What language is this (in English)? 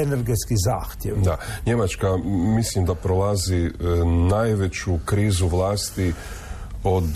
Croatian